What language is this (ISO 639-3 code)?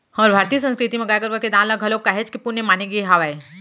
hne